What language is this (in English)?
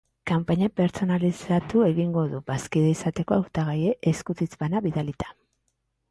Basque